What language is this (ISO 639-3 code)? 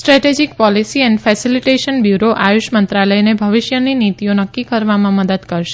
guj